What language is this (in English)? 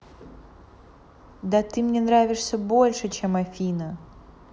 Russian